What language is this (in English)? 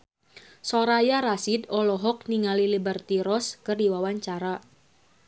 Sundanese